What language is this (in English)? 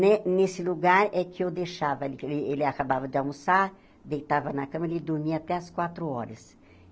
Portuguese